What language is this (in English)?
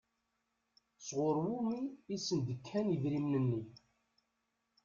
Kabyle